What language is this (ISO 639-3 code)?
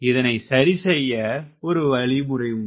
tam